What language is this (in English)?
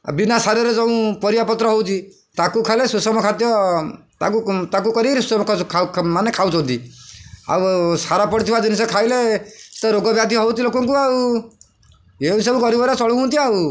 Odia